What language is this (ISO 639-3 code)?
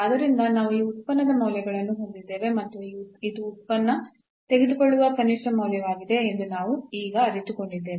kan